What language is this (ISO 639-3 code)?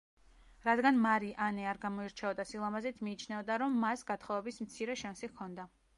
kat